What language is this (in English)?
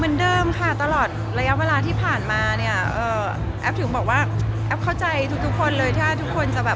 Thai